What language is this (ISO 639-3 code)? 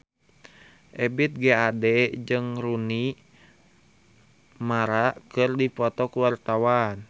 sun